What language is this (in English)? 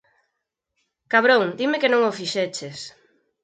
Galician